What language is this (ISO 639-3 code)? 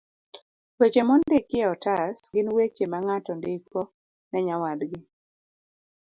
luo